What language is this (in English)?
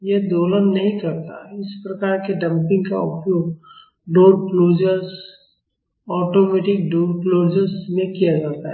Hindi